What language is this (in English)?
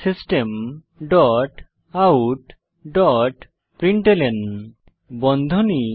Bangla